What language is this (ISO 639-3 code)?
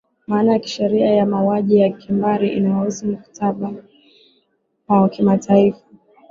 swa